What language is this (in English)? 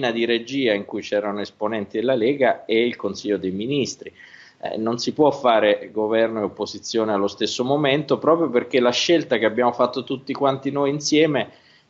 Italian